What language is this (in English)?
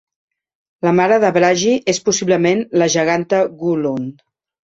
Catalan